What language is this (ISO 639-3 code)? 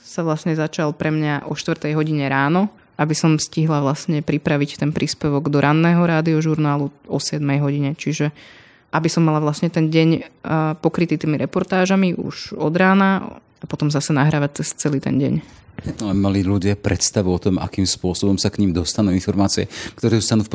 slk